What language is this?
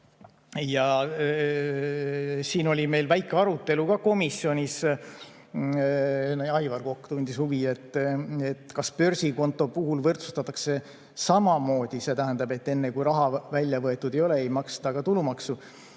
Estonian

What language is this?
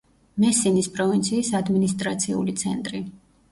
Georgian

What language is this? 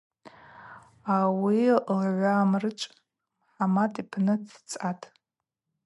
Abaza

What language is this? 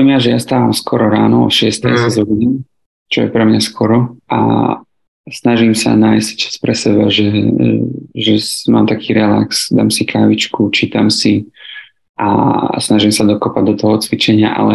Slovak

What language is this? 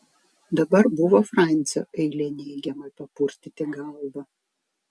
Lithuanian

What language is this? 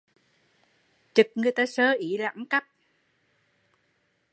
Vietnamese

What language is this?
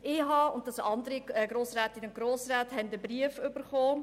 Swiss German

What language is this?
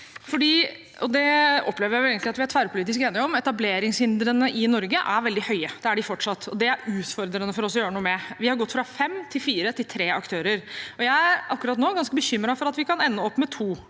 Norwegian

